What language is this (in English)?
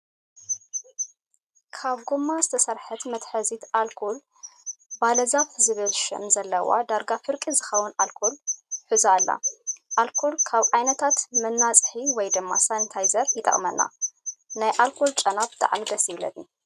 Tigrinya